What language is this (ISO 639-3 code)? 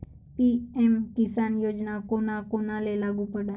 mar